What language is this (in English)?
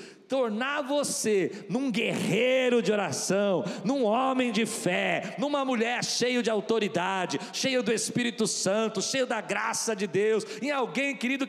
Portuguese